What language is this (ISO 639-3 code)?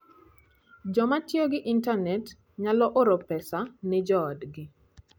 luo